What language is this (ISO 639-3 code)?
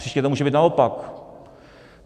ces